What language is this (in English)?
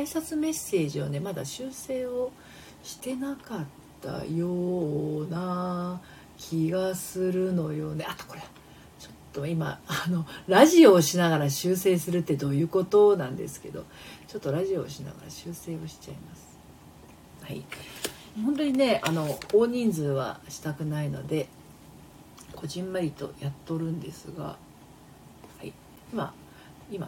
Japanese